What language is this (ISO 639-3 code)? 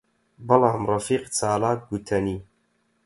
ckb